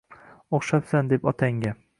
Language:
Uzbek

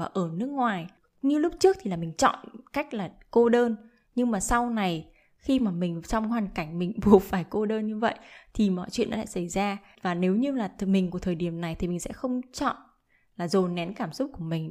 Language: Vietnamese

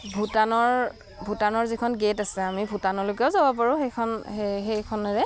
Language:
Assamese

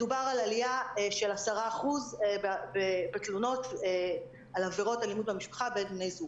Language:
Hebrew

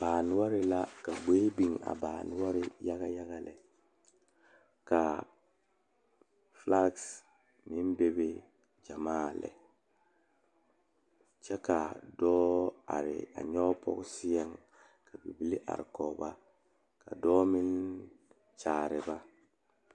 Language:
Southern Dagaare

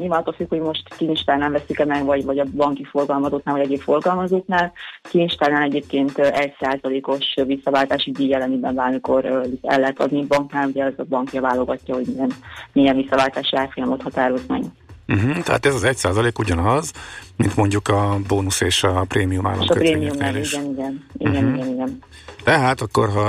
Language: Hungarian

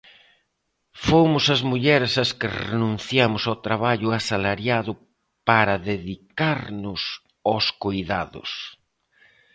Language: Galician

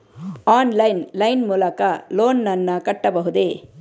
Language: Kannada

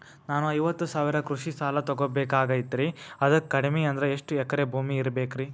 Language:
Kannada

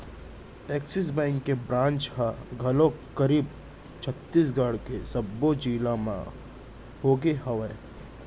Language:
Chhattisgarhi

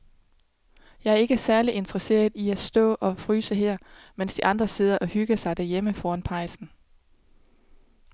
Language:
Danish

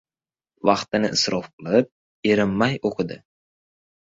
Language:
Uzbek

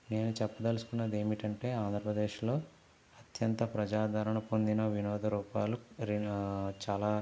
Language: Telugu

